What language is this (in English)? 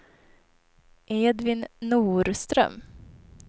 Swedish